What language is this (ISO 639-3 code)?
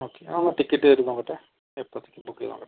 mal